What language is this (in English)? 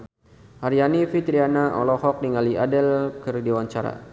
Sundanese